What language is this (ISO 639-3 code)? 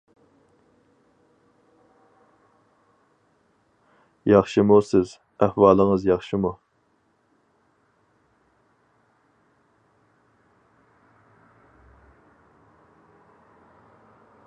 uig